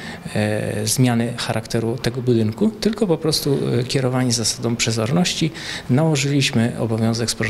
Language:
Polish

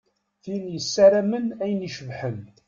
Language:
Kabyle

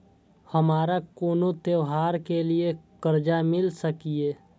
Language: Maithili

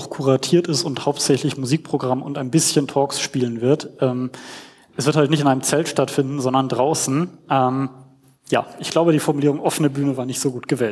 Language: German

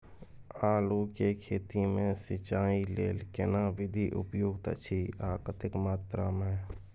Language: Maithili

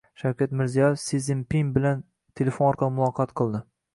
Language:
Uzbek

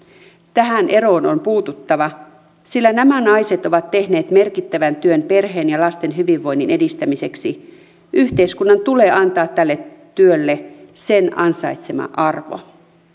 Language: Finnish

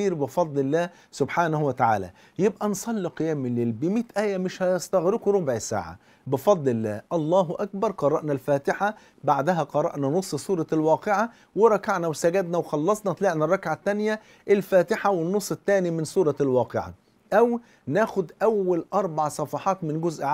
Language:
Arabic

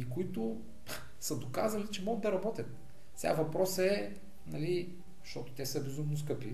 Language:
Bulgarian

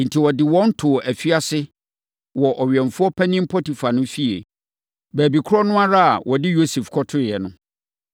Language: Akan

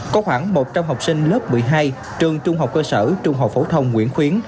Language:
Vietnamese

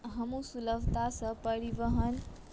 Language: Maithili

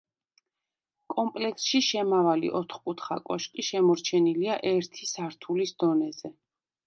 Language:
Georgian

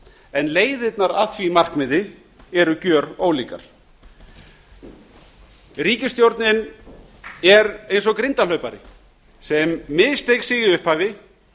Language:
Icelandic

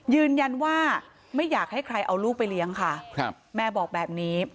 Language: Thai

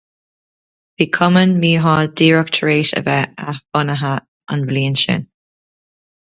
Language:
Irish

